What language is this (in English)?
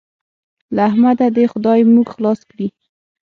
Pashto